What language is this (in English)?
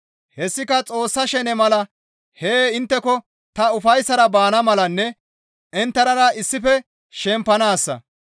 Gamo